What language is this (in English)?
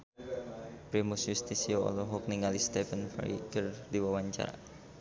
Sundanese